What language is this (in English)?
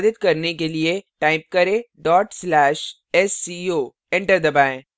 Hindi